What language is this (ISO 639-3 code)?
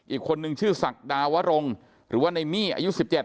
tha